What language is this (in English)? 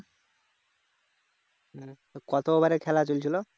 Bangla